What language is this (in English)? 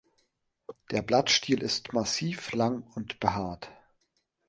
German